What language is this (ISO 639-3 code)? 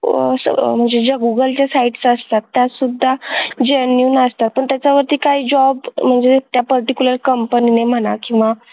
mar